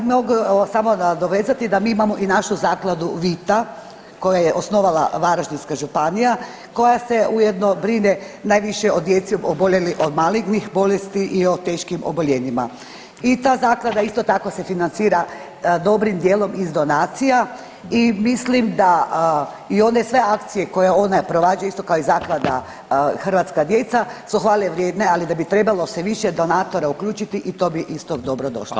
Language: Croatian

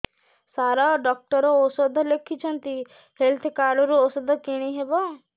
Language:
Odia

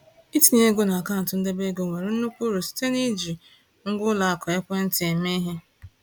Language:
Igbo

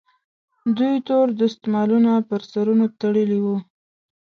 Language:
Pashto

